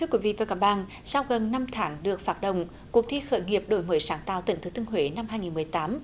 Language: Vietnamese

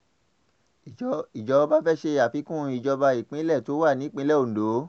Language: Yoruba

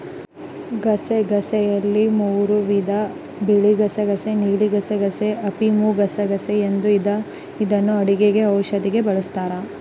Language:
Kannada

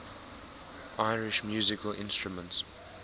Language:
English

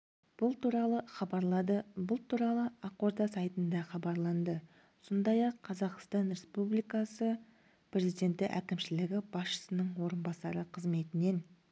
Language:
Kazakh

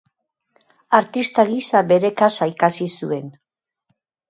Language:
Basque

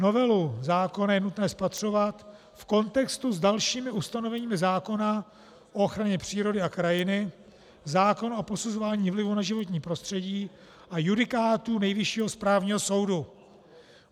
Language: Czech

